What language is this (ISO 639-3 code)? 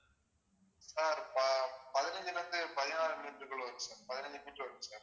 tam